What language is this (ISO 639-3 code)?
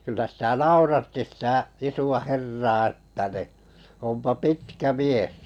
fin